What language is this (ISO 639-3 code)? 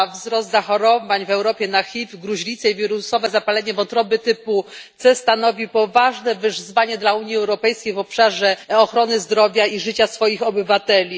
pol